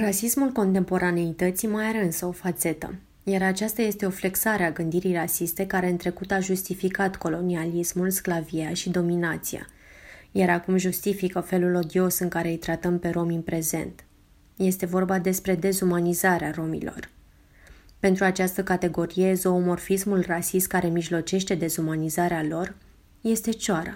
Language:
Romanian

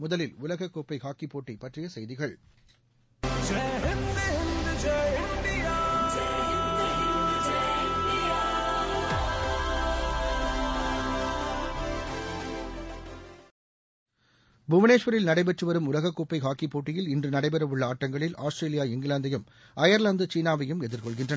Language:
Tamil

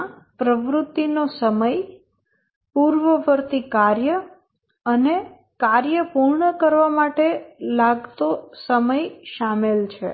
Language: Gujarati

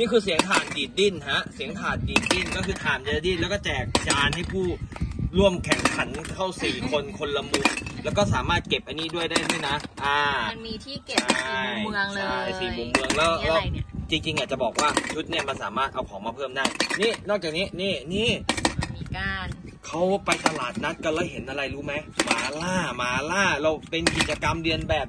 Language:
Thai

